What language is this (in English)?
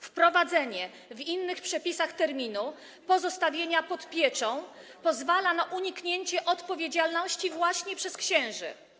Polish